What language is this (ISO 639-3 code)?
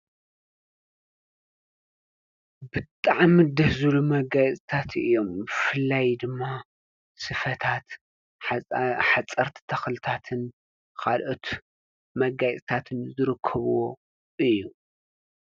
tir